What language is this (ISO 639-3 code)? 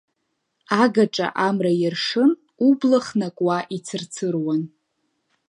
abk